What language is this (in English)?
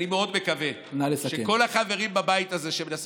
Hebrew